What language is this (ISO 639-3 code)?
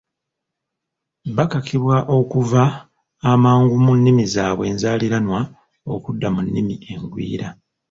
lug